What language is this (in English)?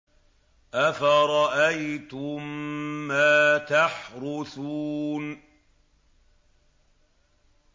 Arabic